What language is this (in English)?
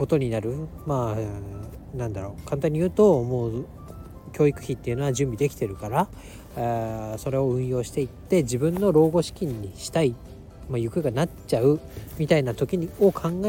Japanese